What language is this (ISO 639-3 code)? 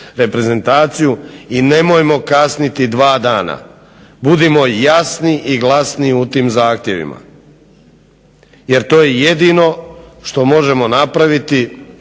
hrv